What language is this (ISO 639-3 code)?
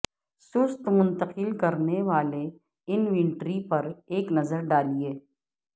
urd